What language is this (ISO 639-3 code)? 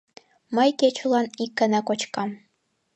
chm